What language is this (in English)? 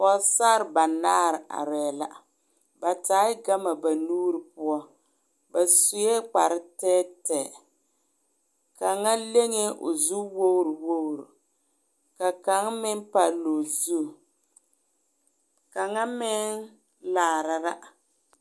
Southern Dagaare